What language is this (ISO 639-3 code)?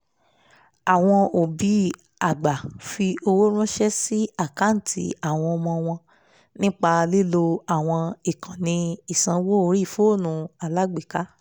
yor